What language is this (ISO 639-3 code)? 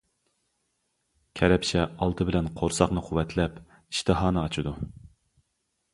uig